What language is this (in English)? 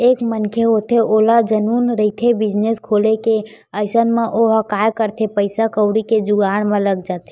Chhattisgarhi